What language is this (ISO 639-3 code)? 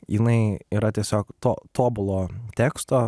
lit